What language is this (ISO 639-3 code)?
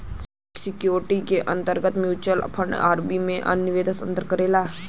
bho